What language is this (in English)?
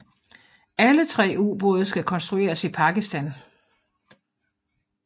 Danish